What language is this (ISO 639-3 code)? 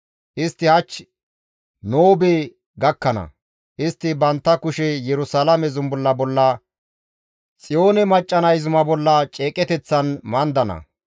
gmv